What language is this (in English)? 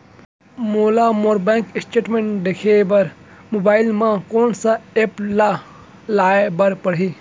Chhattisgarhi